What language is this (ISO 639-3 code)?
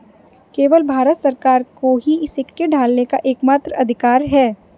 hin